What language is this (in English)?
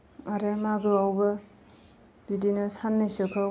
Bodo